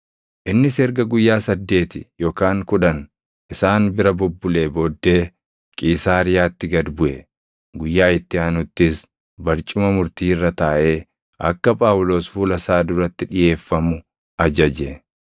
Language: Oromo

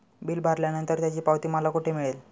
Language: Marathi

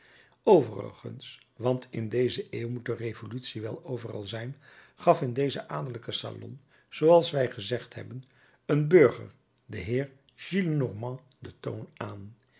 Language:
Dutch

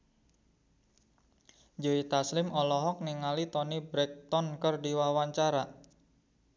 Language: Sundanese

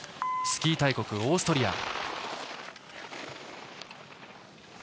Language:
Japanese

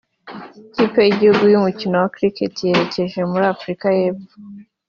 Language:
Kinyarwanda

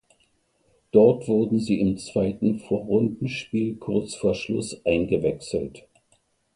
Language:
German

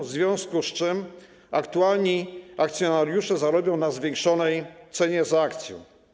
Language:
Polish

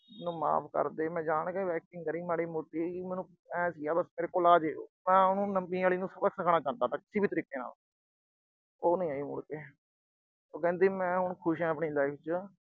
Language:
Punjabi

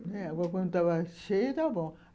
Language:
Portuguese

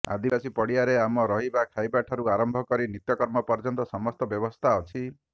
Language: Odia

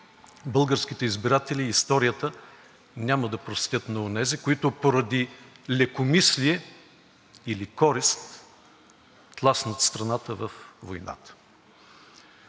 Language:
Bulgarian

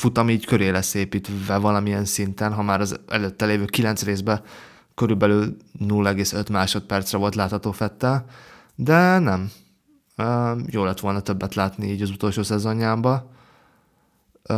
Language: Hungarian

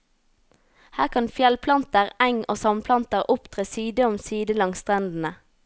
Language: Norwegian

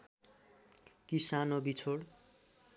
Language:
Nepali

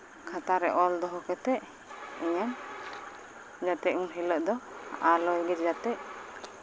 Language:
Santali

